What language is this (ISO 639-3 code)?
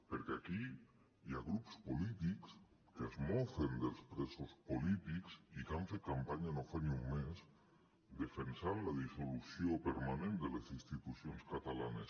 cat